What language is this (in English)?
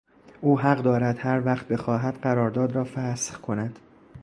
Persian